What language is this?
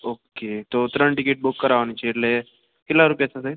Gujarati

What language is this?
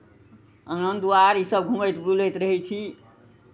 Maithili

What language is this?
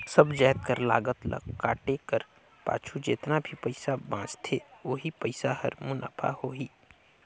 Chhattisgarhi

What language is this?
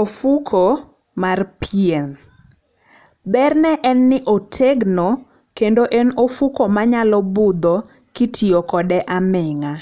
Luo (Kenya and Tanzania)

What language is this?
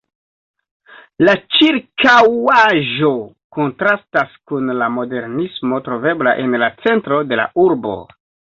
Esperanto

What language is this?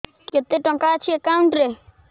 Odia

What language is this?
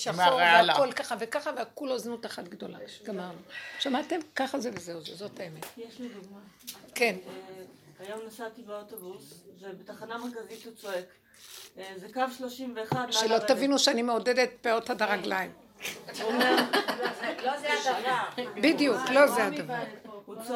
Hebrew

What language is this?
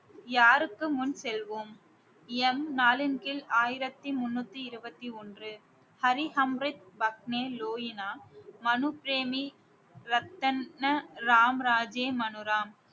Tamil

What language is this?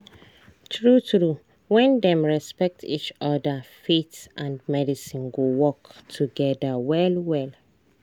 Nigerian Pidgin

